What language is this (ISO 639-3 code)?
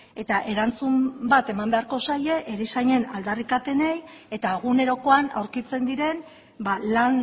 eus